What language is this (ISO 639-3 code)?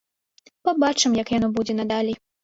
bel